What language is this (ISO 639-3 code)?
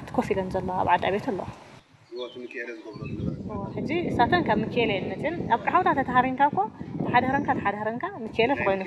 ara